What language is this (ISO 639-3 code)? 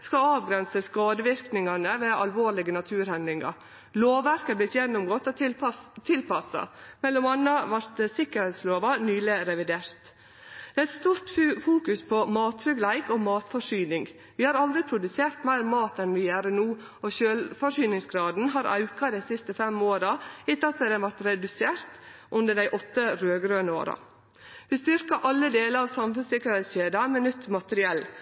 nno